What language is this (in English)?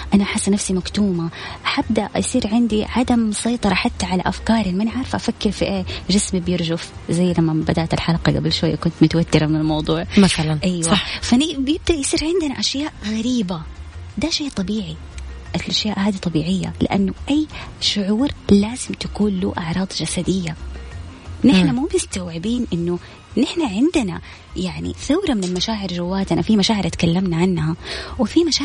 Arabic